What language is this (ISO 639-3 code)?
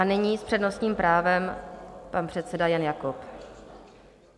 ces